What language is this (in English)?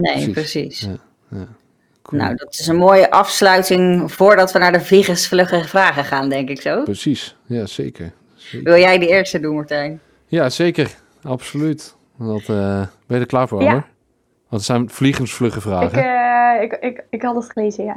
Dutch